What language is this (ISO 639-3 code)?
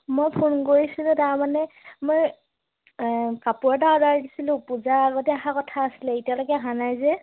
asm